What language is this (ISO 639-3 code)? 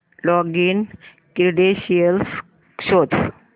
mar